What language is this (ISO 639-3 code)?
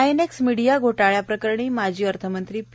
mar